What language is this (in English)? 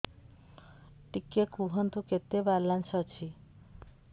Odia